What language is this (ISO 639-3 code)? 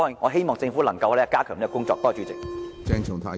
yue